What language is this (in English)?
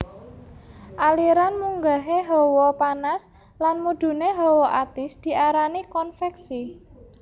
Javanese